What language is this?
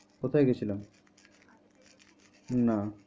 Bangla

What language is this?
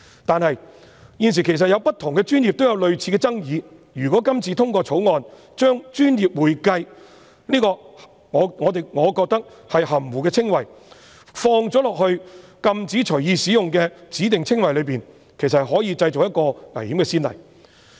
Cantonese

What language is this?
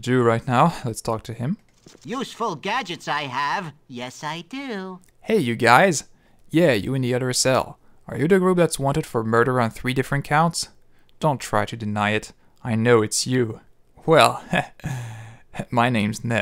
English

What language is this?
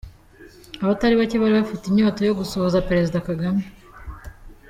Kinyarwanda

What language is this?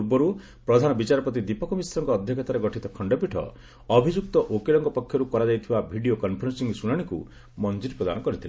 Odia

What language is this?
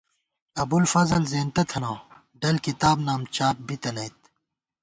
Gawar-Bati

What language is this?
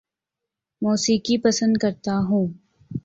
Urdu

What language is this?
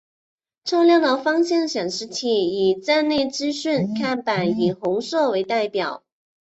Chinese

